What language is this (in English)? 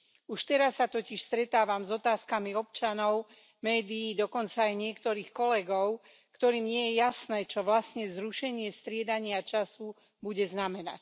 Slovak